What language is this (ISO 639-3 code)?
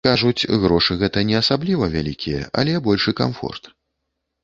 bel